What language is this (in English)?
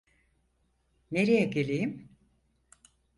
Turkish